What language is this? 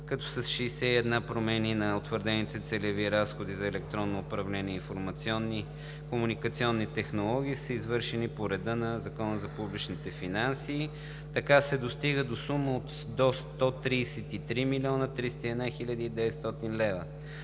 Bulgarian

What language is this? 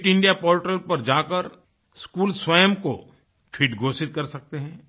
Hindi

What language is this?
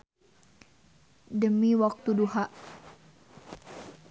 Sundanese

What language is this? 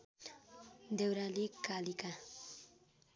Nepali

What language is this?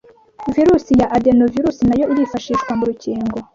Kinyarwanda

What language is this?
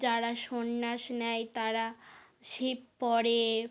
Bangla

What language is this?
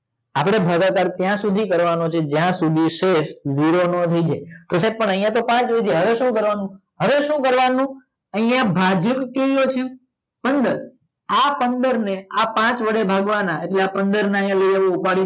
Gujarati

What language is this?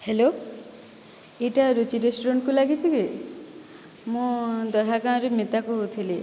Odia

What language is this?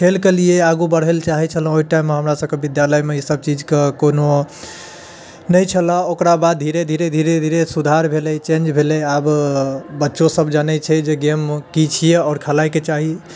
Maithili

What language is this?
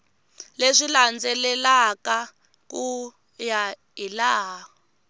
Tsonga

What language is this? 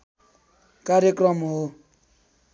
Nepali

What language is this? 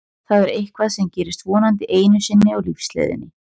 Icelandic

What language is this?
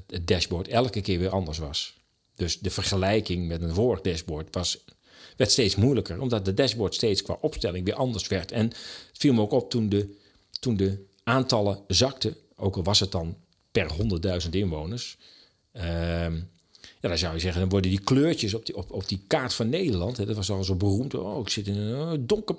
Dutch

